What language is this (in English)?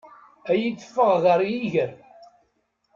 Kabyle